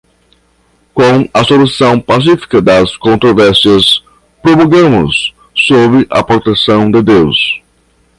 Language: Portuguese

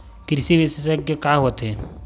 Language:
Chhattisgarhi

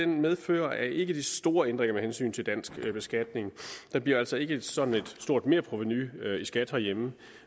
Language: Danish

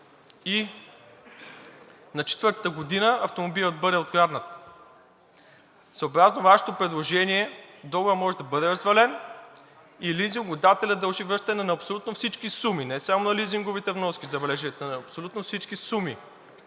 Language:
Bulgarian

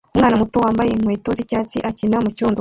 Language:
Kinyarwanda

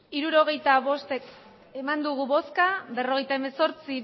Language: Basque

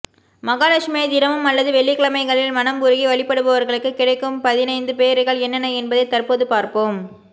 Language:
Tamil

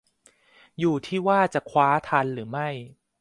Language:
Thai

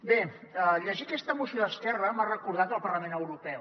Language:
Catalan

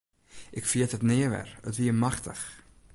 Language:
Western Frisian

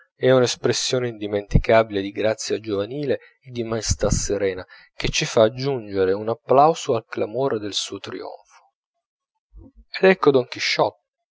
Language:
Italian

